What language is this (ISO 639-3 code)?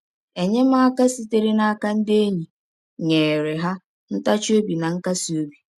ibo